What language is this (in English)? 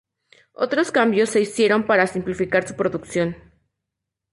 Spanish